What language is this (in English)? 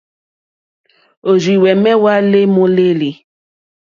Mokpwe